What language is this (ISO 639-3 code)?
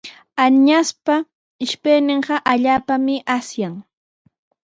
qws